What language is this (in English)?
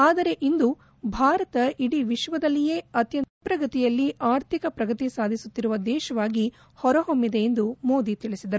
Kannada